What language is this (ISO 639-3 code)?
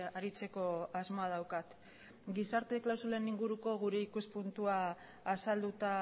eus